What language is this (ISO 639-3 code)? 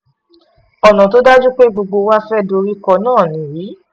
yor